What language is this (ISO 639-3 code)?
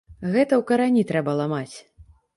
bel